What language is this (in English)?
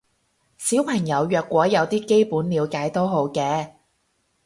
Cantonese